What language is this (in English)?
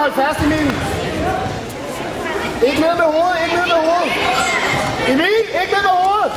Danish